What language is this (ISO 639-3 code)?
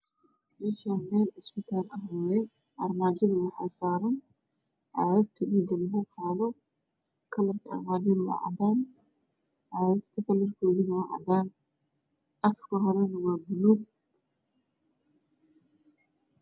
som